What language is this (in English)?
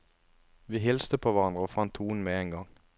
Norwegian